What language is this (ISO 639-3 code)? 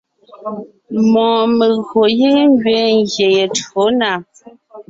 nnh